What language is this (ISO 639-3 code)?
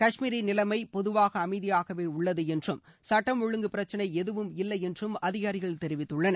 tam